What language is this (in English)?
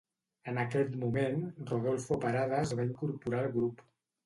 Catalan